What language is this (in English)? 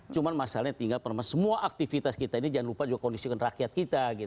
Indonesian